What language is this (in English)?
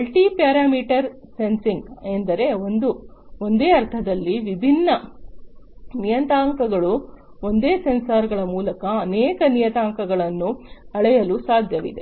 Kannada